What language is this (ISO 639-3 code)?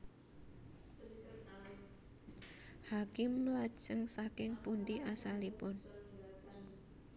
jav